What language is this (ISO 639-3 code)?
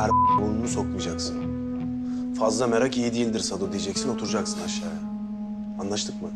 tur